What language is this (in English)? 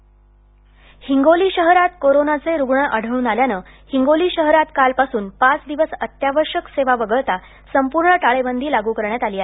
Marathi